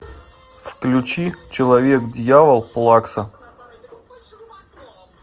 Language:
Russian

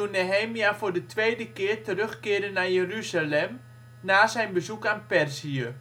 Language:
Dutch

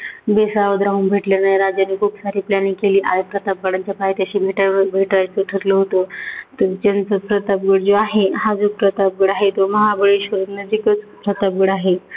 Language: Marathi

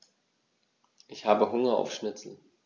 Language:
German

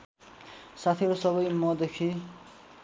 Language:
Nepali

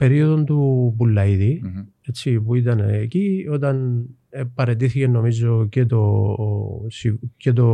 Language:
Greek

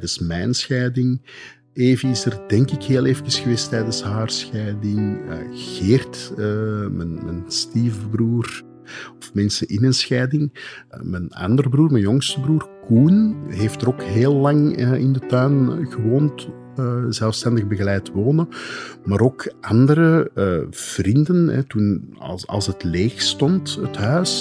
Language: Dutch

